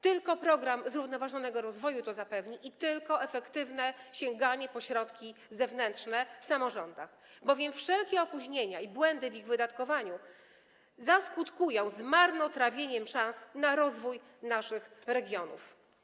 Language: Polish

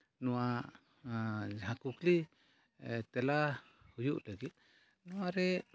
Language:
Santali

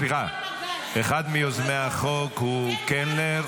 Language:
Hebrew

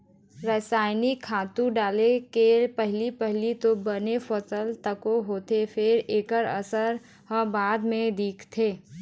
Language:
Chhattisgarhi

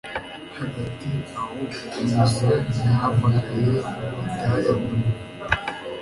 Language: Kinyarwanda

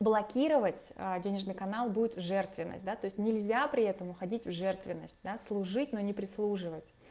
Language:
Russian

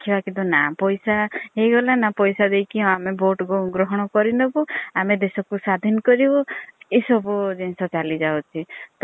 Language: Odia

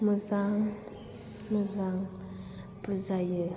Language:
Bodo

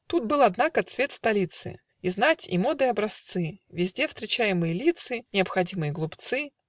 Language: Russian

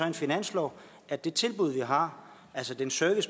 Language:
Danish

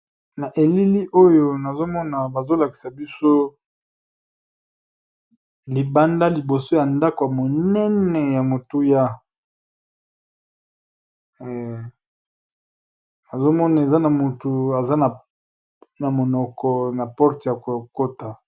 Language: Lingala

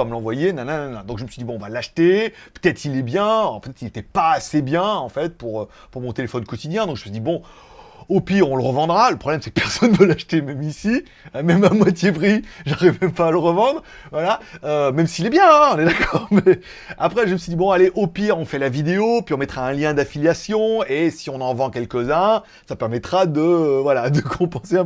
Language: French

